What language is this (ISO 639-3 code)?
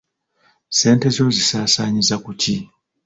lug